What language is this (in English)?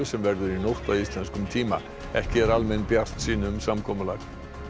Icelandic